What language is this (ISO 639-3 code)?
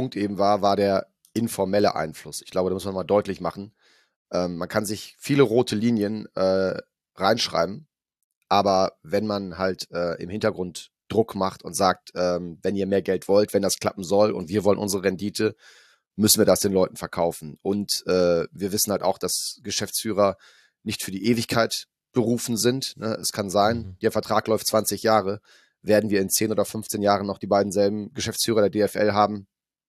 deu